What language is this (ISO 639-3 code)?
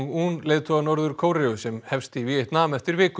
isl